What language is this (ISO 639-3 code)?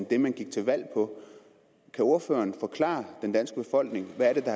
dan